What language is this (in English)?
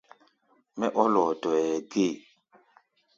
Gbaya